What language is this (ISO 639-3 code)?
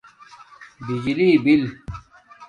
dmk